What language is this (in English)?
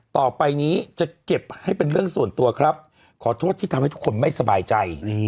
Thai